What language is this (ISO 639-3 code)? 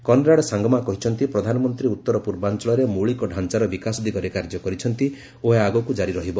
ori